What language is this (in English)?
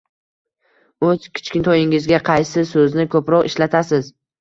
Uzbek